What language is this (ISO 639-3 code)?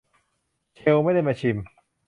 tha